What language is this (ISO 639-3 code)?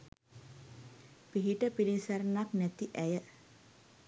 sin